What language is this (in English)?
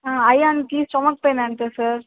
Telugu